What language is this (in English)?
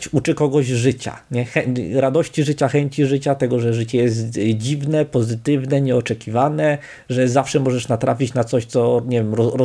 Polish